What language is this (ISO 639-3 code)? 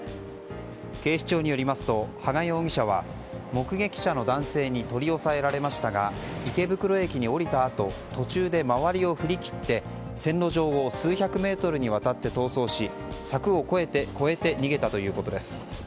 jpn